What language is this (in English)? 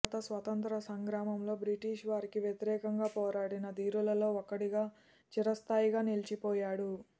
Telugu